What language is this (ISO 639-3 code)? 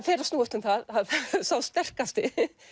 isl